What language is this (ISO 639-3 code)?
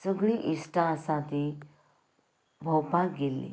kok